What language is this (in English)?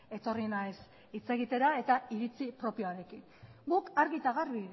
Basque